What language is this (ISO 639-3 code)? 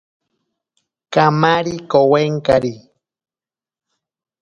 prq